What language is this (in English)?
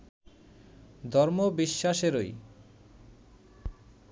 Bangla